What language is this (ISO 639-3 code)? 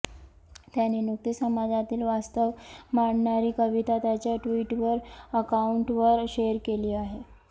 mar